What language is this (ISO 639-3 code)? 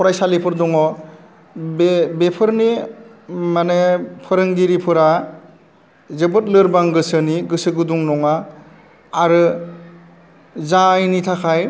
brx